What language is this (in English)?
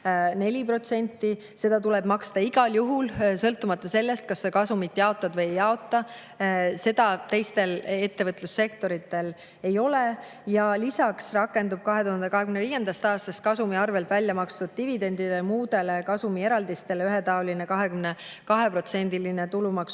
Estonian